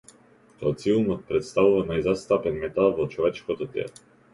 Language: Macedonian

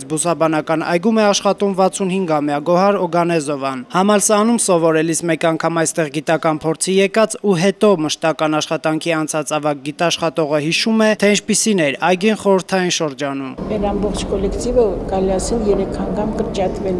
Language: Romanian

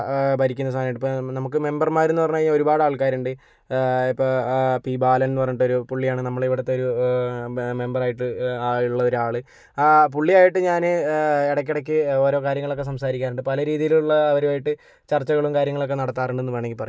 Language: Malayalam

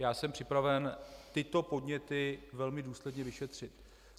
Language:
Czech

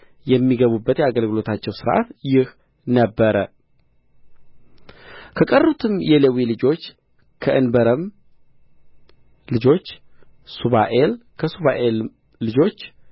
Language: Amharic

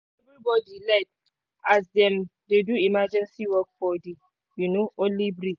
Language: Nigerian Pidgin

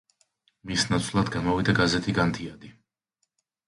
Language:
Georgian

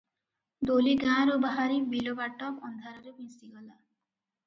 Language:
Odia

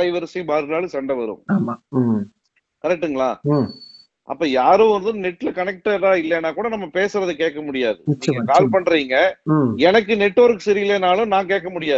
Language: Tamil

